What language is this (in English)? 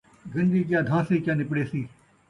Saraiki